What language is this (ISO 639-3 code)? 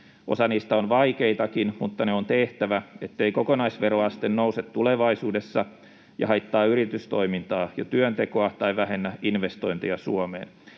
fin